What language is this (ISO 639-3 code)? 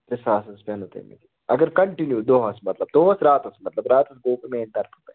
kas